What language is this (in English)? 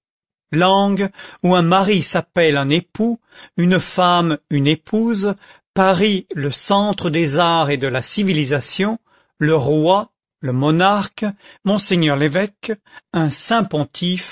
French